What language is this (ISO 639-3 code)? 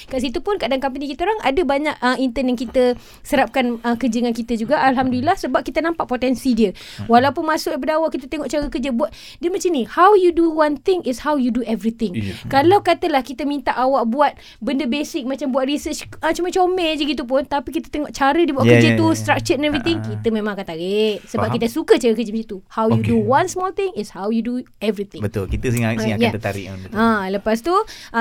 msa